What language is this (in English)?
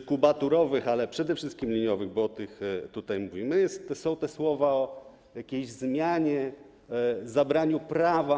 Polish